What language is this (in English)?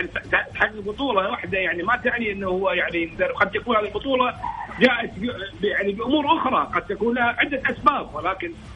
Arabic